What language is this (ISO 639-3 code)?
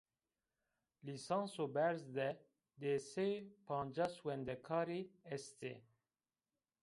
zza